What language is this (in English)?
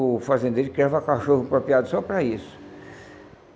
Portuguese